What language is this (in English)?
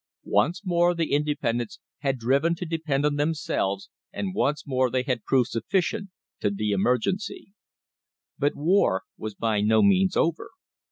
English